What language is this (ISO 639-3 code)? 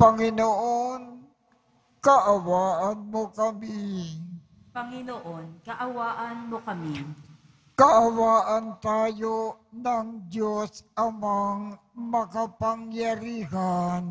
fil